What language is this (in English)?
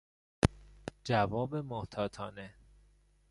Persian